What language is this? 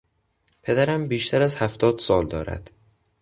Persian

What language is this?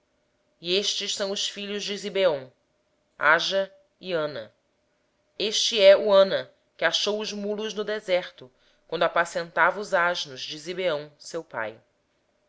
Portuguese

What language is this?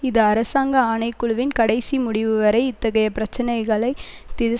Tamil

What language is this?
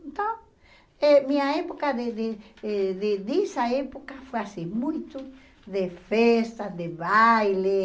Portuguese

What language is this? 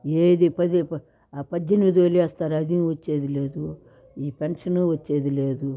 Telugu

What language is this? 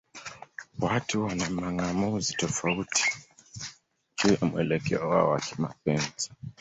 Swahili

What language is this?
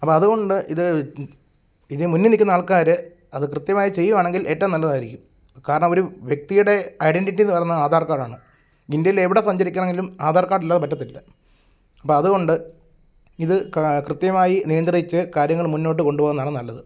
Malayalam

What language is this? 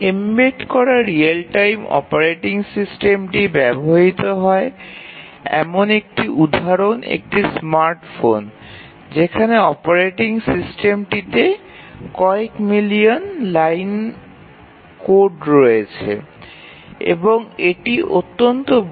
Bangla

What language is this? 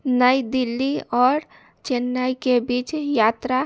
Maithili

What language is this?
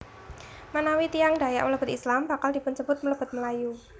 Javanese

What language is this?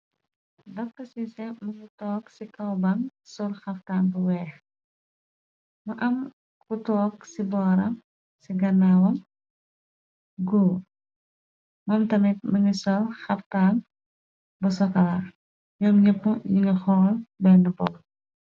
Wolof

